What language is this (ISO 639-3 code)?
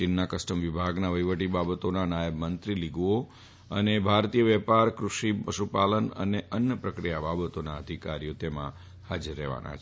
guj